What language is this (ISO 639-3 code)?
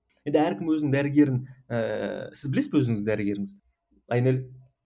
kaz